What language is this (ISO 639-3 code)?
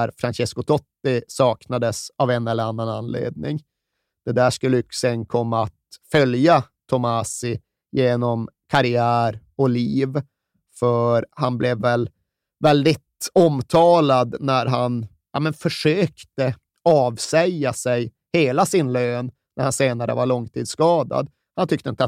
swe